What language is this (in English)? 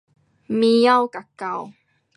Pu-Xian Chinese